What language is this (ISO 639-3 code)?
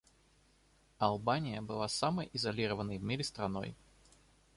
rus